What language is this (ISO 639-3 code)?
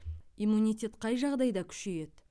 kaz